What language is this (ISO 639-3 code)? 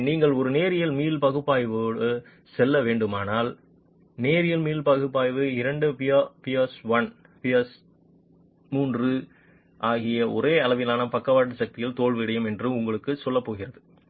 tam